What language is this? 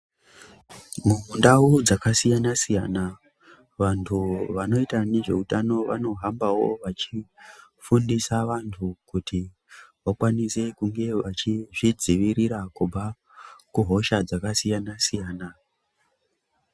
Ndau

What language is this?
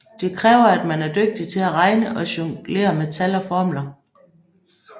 Danish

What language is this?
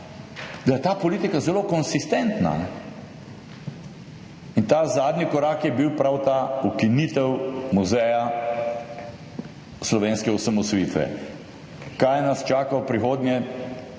Slovenian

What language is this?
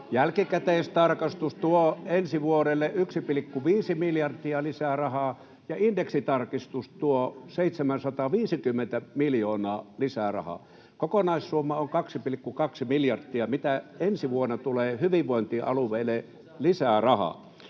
Finnish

